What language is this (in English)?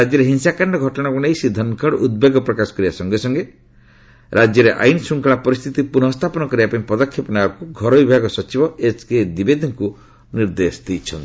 Odia